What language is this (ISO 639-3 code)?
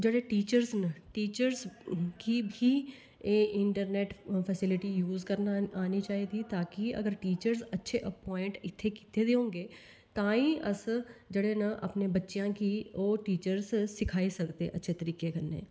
doi